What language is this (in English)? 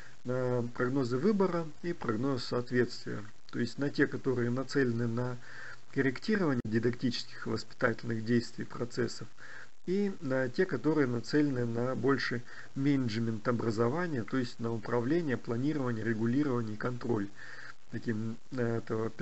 Russian